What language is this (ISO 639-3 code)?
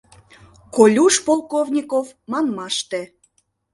chm